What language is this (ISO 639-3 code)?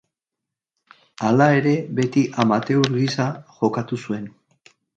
eus